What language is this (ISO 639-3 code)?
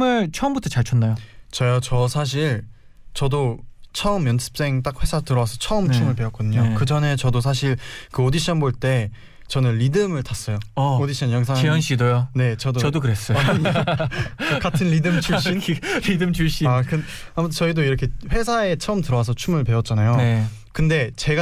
kor